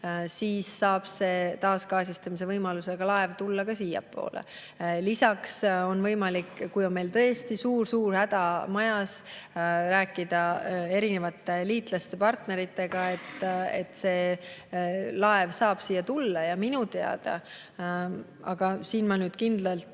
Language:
Estonian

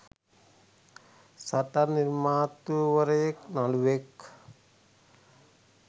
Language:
Sinhala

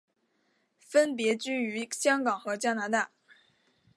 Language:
Chinese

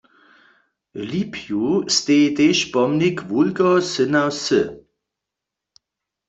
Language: Upper Sorbian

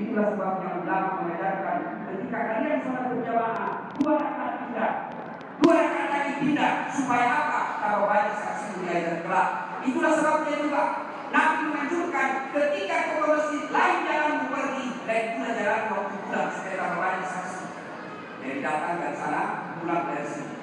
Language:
Indonesian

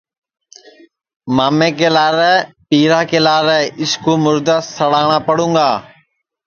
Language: Sansi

